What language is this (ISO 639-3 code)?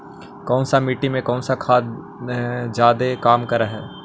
mag